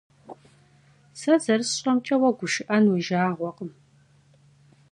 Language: Kabardian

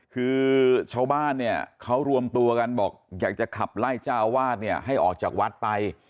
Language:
Thai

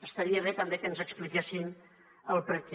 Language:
Catalan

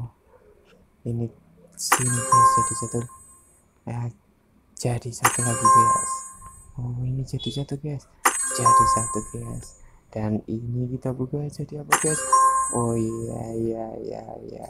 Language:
Indonesian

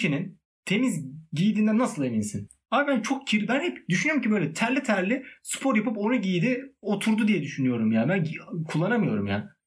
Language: Turkish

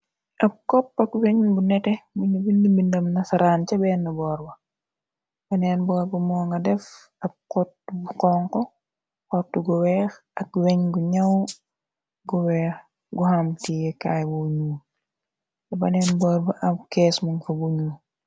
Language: Wolof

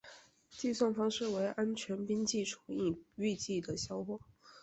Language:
Chinese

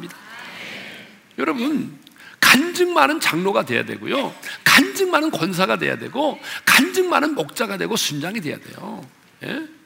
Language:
Korean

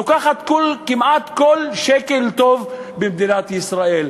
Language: Hebrew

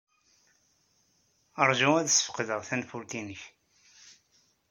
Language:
Kabyle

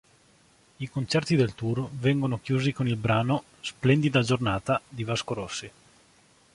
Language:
Italian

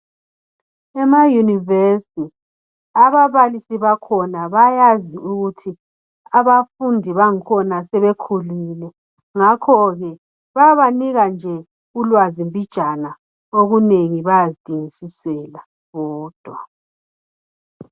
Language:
North Ndebele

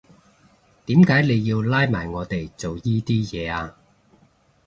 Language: Cantonese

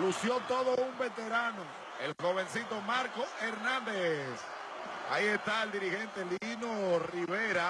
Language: Spanish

